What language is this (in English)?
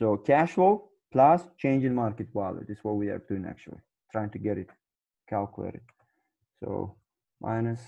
English